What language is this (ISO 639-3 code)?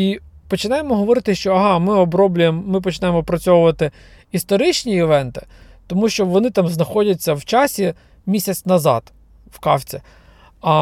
ukr